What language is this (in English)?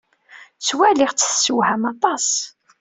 Kabyle